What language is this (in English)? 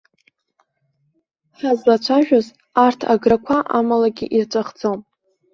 Abkhazian